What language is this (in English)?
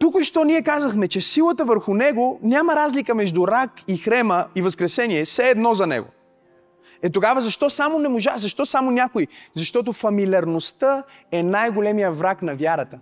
Bulgarian